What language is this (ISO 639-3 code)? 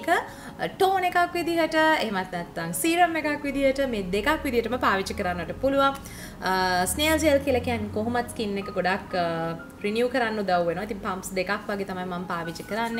hin